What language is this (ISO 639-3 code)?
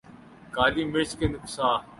urd